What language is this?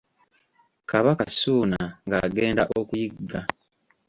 Ganda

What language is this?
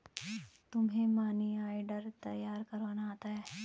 Hindi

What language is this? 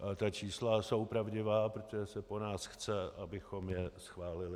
Czech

